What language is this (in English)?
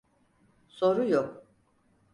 Turkish